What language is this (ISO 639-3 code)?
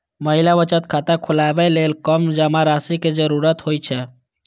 mai